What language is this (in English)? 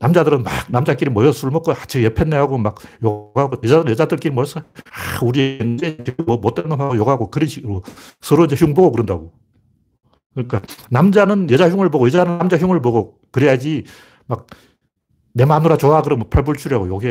Korean